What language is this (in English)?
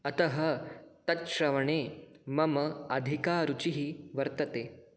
Sanskrit